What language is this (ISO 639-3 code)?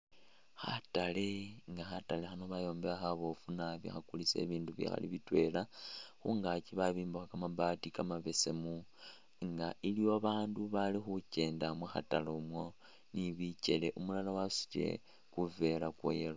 myx